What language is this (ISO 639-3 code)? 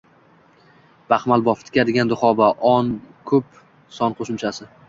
uzb